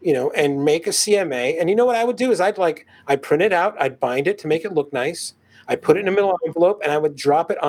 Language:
English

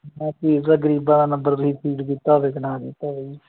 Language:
Punjabi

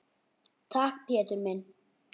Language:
Icelandic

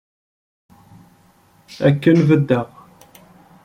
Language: Kabyle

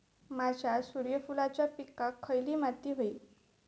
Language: Marathi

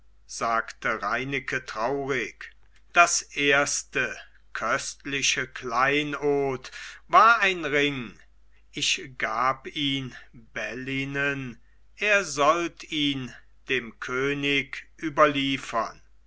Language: German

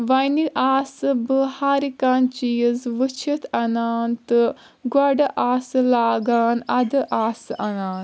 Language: Kashmiri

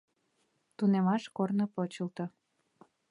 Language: Mari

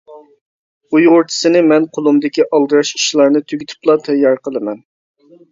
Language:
Uyghur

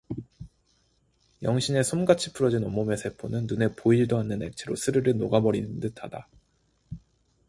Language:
Korean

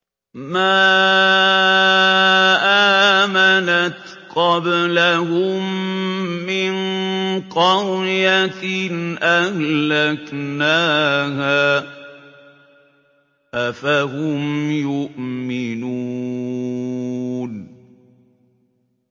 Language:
Arabic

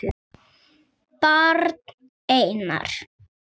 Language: Icelandic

